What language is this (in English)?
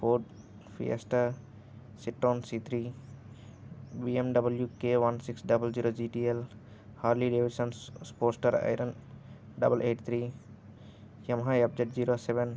Telugu